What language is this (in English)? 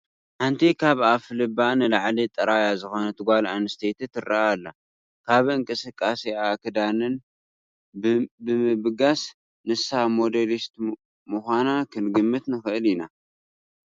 Tigrinya